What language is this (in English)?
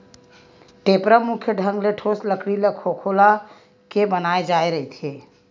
Chhattisgarhi